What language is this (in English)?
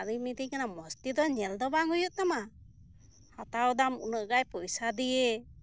Santali